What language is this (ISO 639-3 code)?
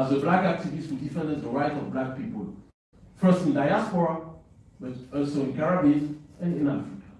eng